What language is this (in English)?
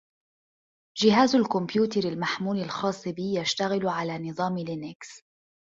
Arabic